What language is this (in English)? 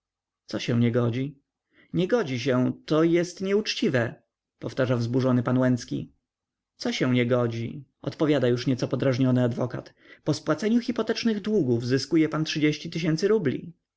Polish